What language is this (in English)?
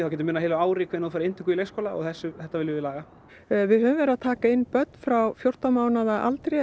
Icelandic